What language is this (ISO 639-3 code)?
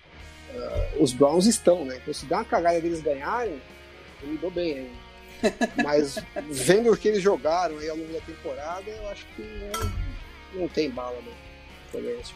por